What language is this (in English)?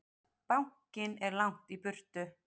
Icelandic